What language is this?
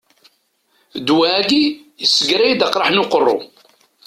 Kabyle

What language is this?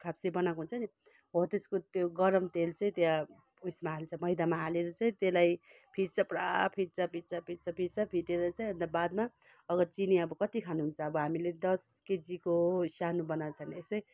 Nepali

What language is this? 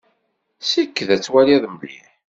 Kabyle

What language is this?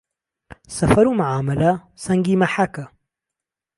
Central Kurdish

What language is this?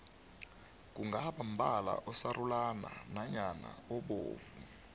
South Ndebele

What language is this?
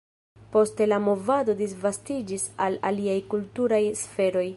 Esperanto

